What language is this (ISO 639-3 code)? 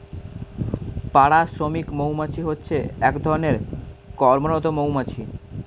ben